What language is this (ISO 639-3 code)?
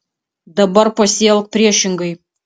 lit